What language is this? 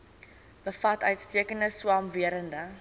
Afrikaans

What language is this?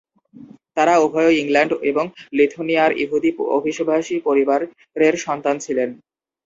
Bangla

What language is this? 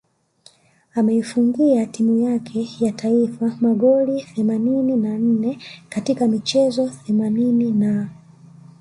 Swahili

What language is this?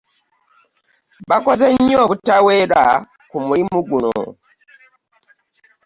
Ganda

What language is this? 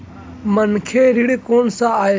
Chhattisgarhi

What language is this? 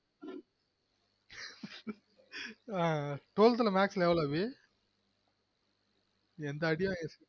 Tamil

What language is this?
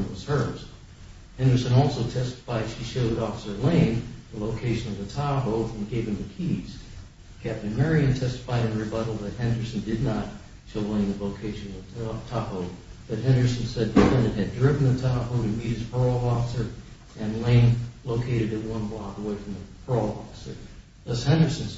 English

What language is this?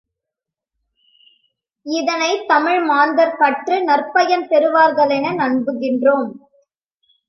Tamil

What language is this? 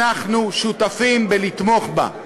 Hebrew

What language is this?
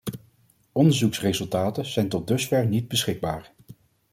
Dutch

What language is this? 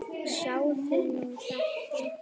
Icelandic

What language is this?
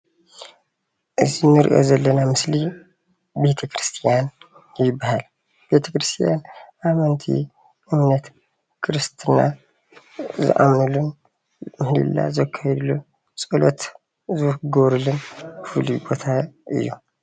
Tigrinya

